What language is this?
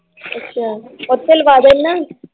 Punjabi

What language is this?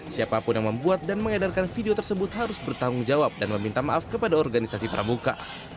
Indonesian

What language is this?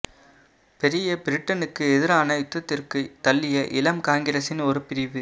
Tamil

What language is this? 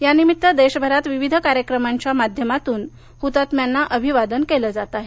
Marathi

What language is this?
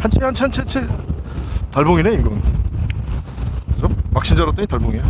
Korean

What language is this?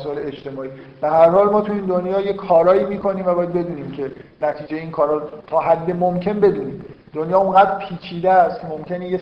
Persian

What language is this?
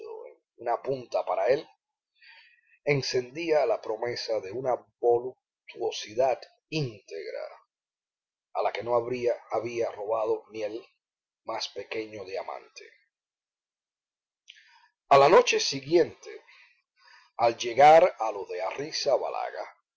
Spanish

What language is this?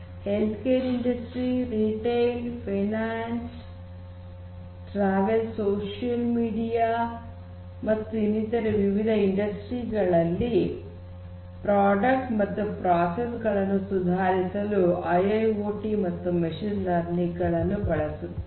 Kannada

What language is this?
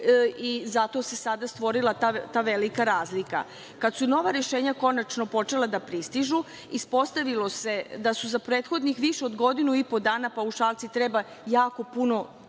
Serbian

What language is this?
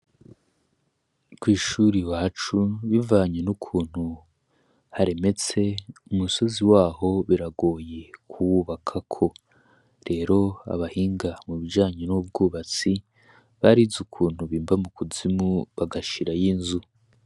Rundi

